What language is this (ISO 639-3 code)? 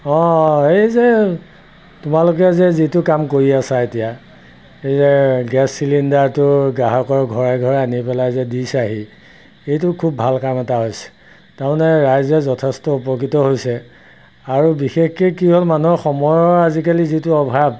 asm